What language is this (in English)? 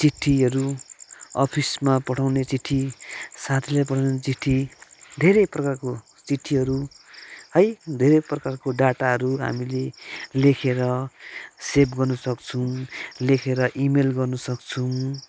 Nepali